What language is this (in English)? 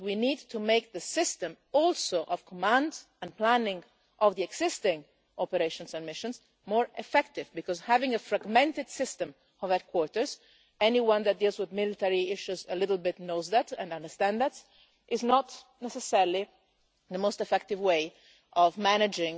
English